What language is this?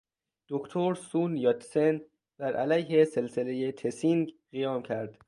Persian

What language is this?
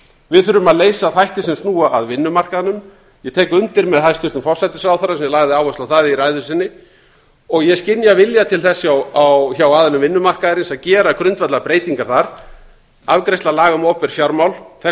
Icelandic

